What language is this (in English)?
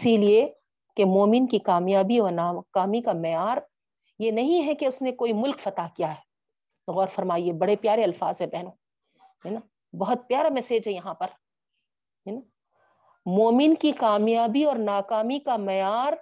Urdu